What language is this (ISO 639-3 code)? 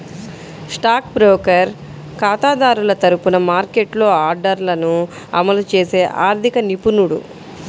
tel